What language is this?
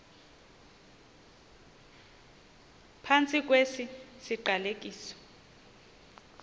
Xhosa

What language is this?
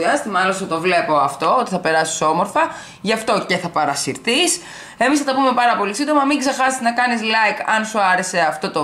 Greek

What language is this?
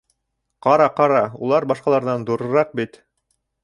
Bashkir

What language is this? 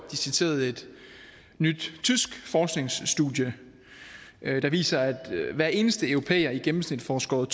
Danish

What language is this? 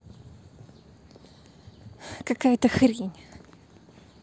Russian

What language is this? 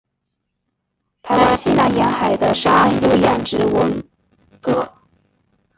Chinese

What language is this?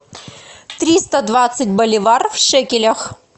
Russian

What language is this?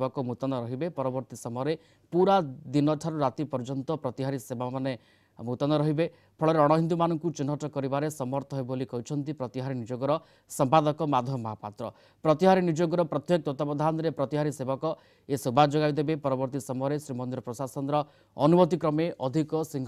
Hindi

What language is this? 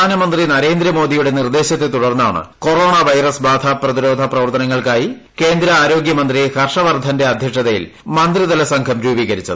Malayalam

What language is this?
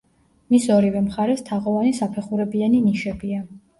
Georgian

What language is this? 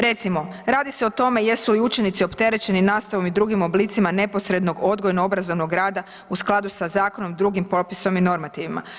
Croatian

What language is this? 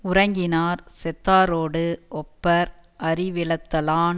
Tamil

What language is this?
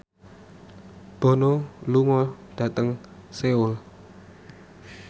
Javanese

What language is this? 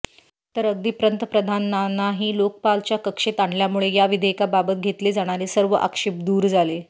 Marathi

